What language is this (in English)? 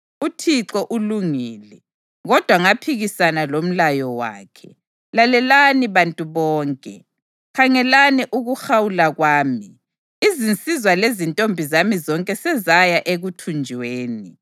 North Ndebele